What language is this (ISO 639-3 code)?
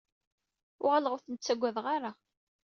kab